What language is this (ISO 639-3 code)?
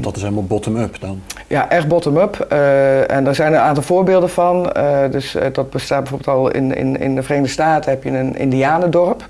nld